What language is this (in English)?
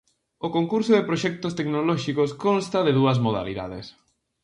Galician